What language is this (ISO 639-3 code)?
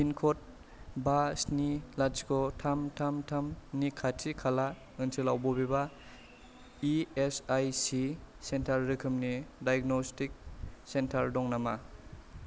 brx